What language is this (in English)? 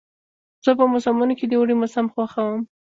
Pashto